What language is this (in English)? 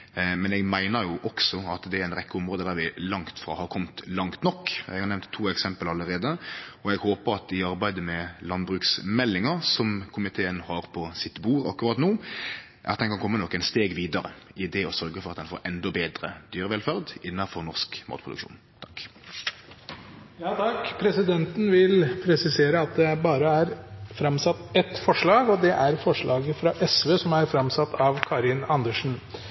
Norwegian